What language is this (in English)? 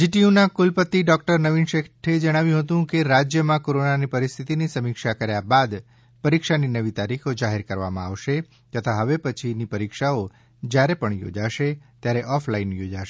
Gujarati